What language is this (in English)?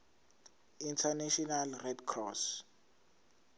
Zulu